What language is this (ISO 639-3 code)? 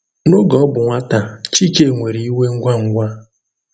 ibo